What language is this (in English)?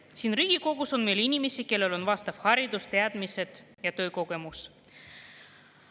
Estonian